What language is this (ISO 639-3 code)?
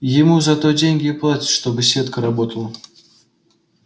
rus